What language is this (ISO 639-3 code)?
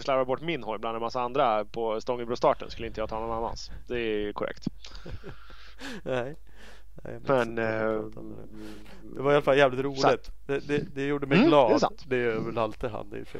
swe